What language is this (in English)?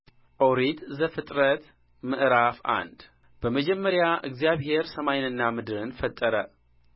Amharic